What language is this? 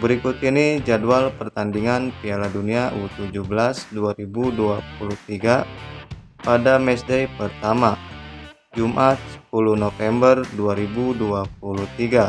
Indonesian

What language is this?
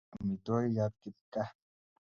Kalenjin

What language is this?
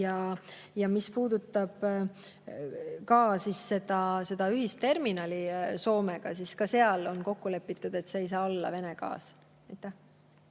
Estonian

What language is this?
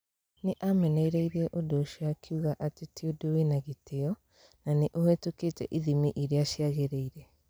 Kikuyu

